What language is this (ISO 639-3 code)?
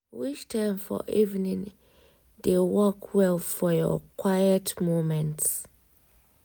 pcm